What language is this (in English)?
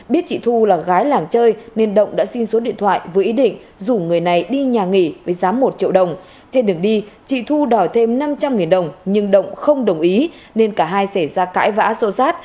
Vietnamese